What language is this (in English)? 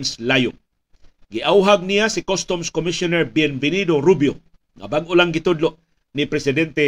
Filipino